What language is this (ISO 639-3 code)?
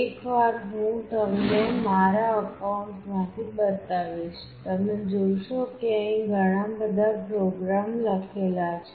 guj